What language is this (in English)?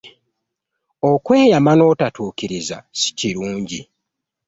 Ganda